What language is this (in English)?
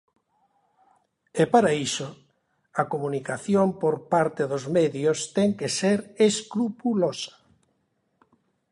Galician